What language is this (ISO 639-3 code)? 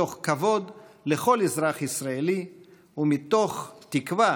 heb